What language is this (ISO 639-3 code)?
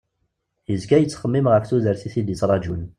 kab